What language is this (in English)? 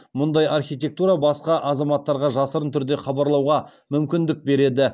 Kazakh